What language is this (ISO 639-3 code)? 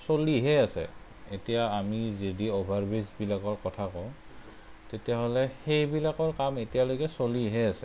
asm